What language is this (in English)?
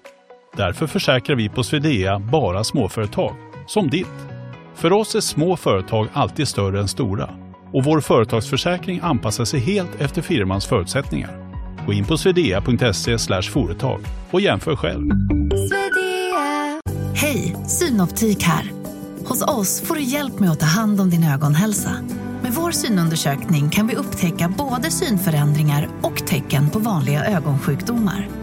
Swedish